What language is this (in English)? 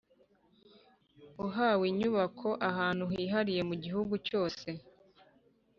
Kinyarwanda